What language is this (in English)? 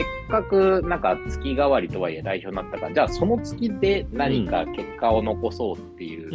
Japanese